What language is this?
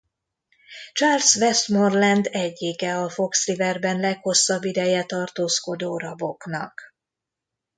Hungarian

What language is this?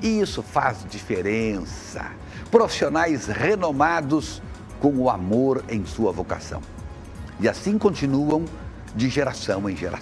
Portuguese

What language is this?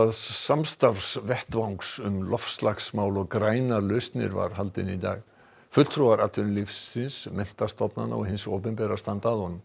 Icelandic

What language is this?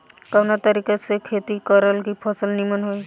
Bhojpuri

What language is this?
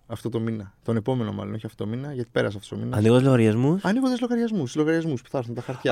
Greek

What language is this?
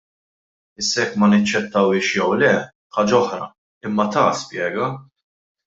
Maltese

